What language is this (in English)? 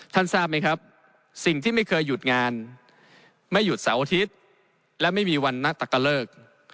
Thai